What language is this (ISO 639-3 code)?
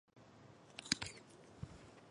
zho